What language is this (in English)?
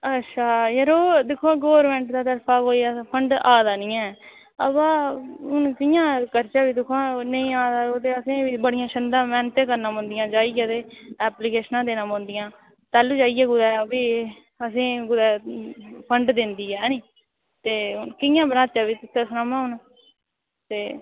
Dogri